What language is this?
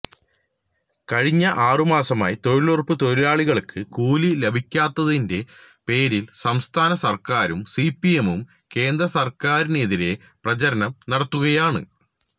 Malayalam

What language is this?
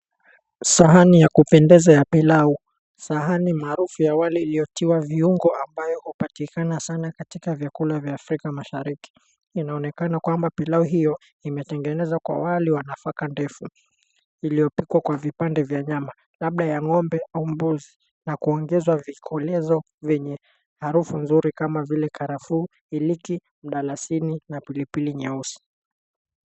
Swahili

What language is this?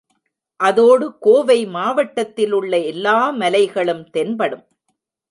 Tamil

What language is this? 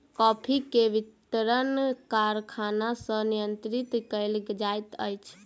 Maithili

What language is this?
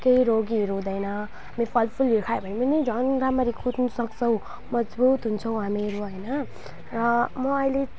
Nepali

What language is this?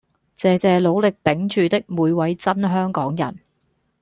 Cantonese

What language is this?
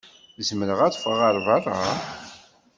Kabyle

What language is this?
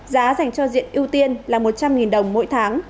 Vietnamese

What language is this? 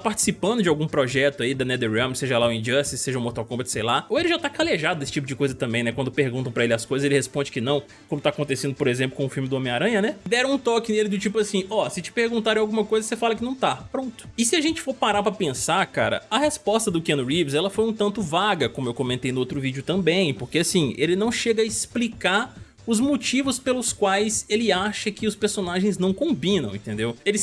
Portuguese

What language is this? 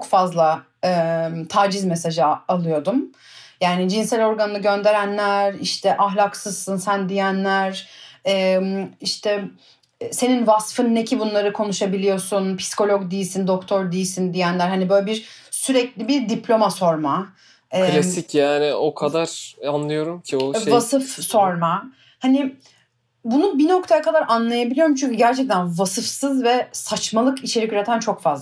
Turkish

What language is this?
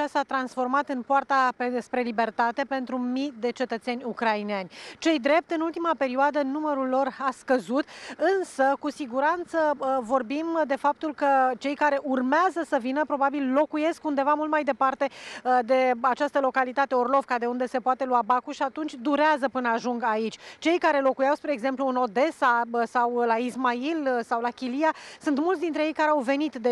Romanian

